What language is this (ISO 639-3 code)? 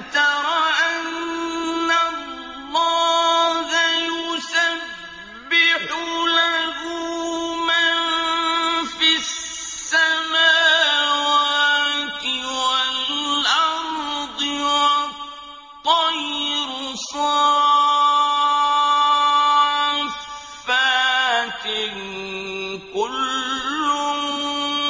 ara